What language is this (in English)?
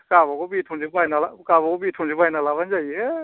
Bodo